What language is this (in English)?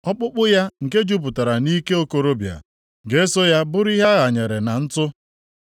Igbo